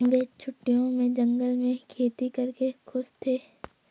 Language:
Hindi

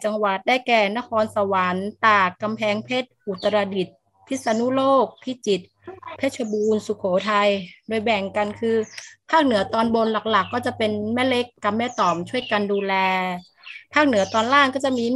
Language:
Thai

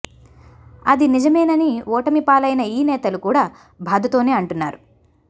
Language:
Telugu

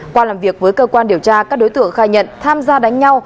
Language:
Vietnamese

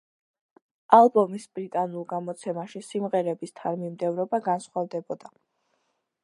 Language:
Georgian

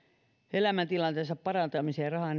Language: Finnish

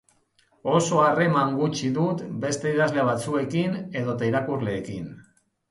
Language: Basque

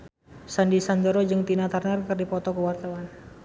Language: Sundanese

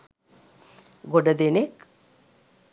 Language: Sinhala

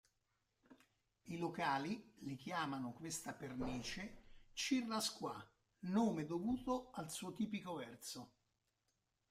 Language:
Italian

